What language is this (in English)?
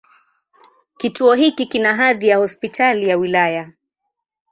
Swahili